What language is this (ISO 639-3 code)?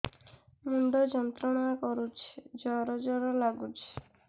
ori